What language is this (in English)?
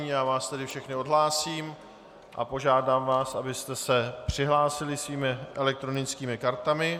Czech